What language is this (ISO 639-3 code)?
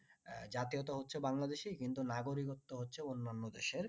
ben